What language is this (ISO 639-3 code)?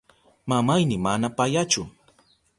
qup